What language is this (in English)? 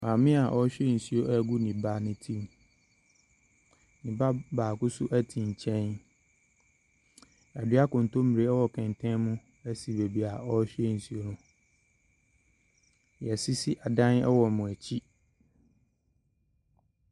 Akan